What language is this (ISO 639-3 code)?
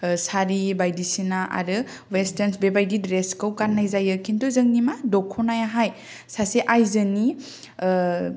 brx